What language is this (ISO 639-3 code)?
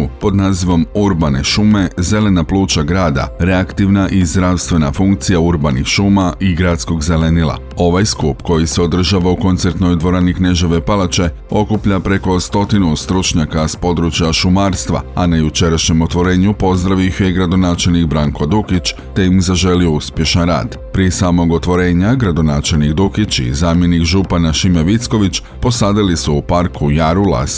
hrv